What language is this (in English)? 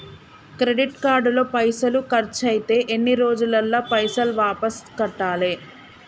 Telugu